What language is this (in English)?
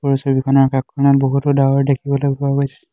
Assamese